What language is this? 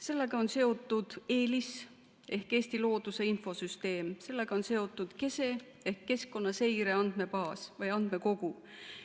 Estonian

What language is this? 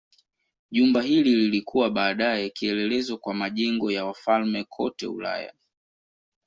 Swahili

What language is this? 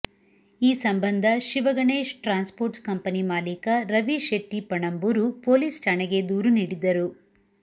Kannada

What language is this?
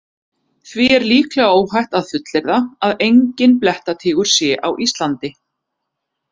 Icelandic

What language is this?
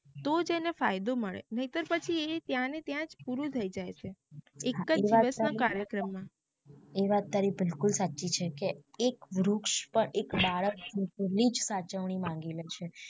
Gujarati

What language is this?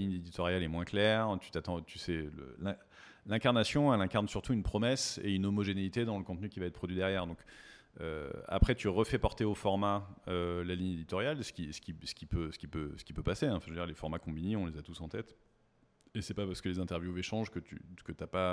French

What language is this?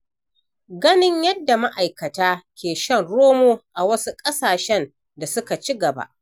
Hausa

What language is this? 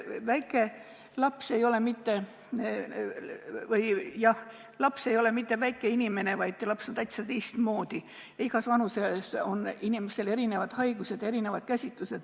Estonian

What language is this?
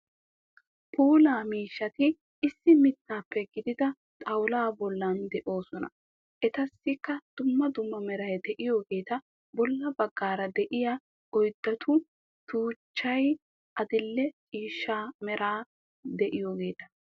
Wolaytta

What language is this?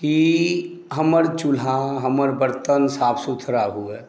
Maithili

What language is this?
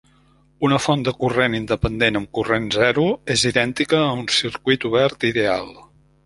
Catalan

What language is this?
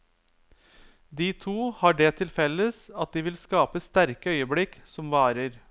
Norwegian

